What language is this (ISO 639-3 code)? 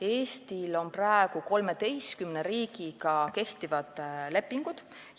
est